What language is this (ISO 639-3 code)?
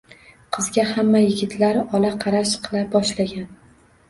uzb